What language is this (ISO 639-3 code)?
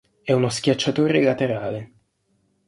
ita